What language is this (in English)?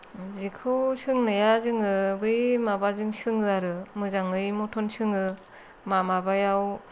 Bodo